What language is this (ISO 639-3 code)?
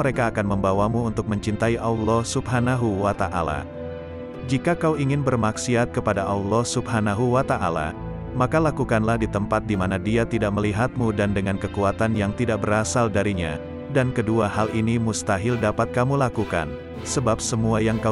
ind